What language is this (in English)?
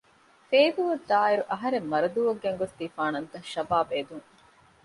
Divehi